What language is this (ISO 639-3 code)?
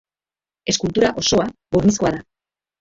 eus